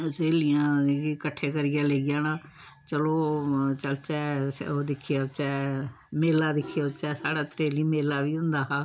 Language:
Dogri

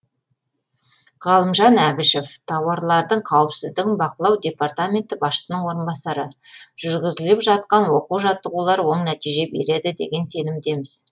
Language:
Kazakh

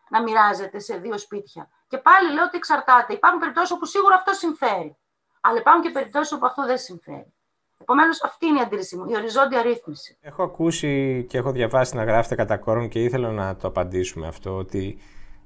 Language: Greek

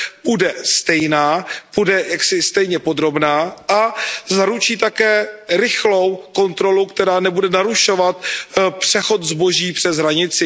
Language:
Czech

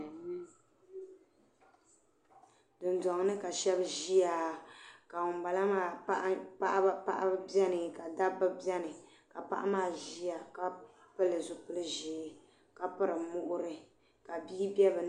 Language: Dagbani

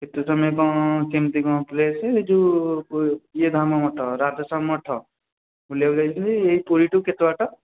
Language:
Odia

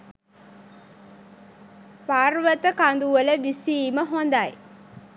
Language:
Sinhala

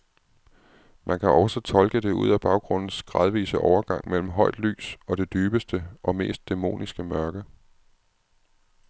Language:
Danish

